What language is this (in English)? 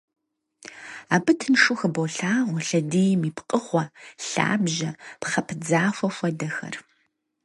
Kabardian